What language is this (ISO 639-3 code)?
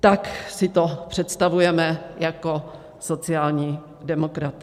ces